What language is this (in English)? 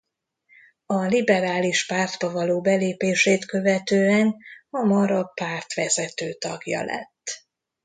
Hungarian